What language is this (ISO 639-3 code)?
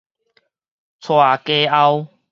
nan